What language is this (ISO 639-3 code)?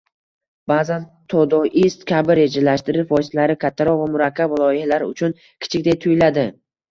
uzb